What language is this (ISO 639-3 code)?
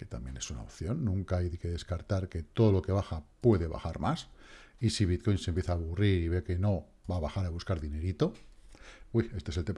spa